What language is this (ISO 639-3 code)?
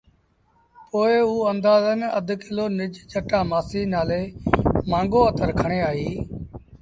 sbn